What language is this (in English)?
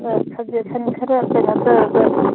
Manipuri